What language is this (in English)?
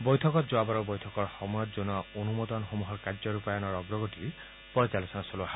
Assamese